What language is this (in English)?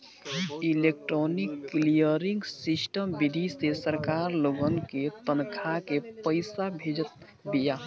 Bhojpuri